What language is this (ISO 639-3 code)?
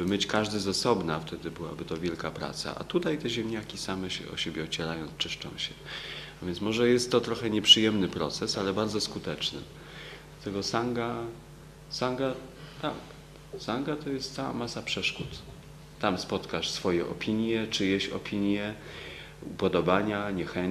pol